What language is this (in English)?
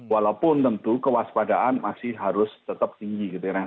Indonesian